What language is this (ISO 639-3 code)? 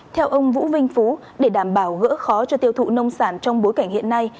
vie